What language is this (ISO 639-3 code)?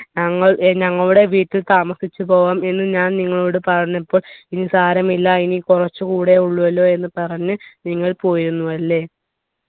mal